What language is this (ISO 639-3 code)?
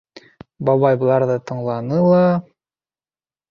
bak